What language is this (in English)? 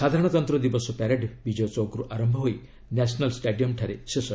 Odia